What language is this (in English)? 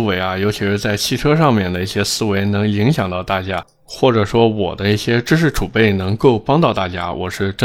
Chinese